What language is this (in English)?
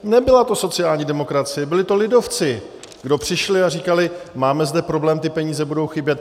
Czech